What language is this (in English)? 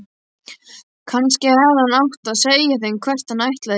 Icelandic